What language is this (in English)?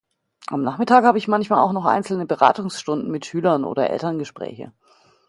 German